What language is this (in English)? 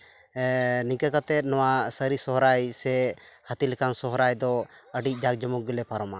Santali